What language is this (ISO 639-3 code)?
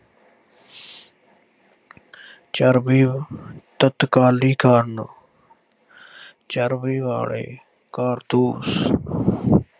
pan